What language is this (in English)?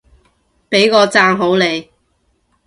Cantonese